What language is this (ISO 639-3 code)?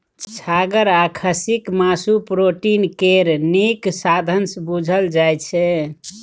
mai